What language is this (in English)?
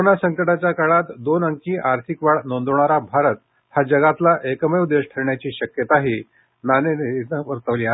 Marathi